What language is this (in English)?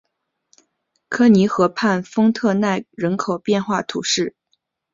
Chinese